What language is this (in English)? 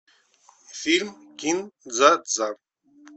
Russian